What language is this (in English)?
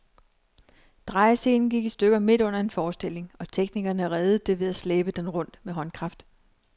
Danish